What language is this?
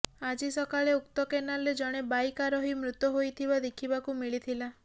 Odia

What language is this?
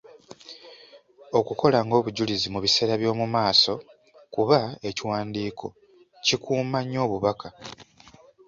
Ganda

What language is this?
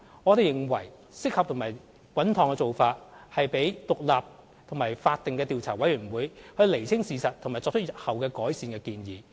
Cantonese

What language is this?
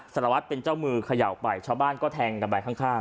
Thai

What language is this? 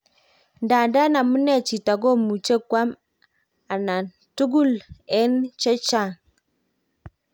Kalenjin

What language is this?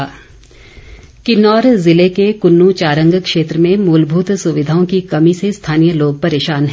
Hindi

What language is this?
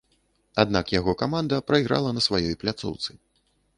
Belarusian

